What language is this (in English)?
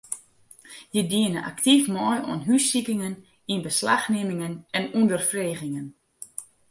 Western Frisian